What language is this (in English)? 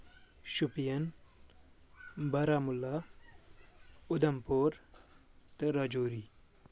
Kashmiri